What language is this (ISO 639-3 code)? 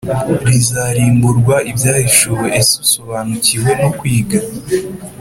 kin